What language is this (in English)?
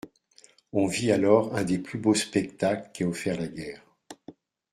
French